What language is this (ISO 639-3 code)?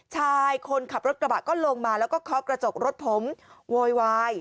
tha